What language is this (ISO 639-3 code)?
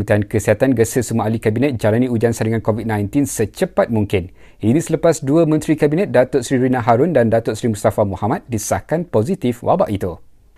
msa